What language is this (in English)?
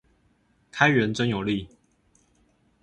Chinese